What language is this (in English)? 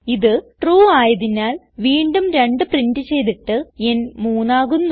Malayalam